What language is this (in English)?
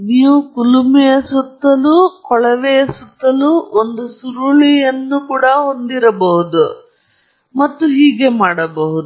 Kannada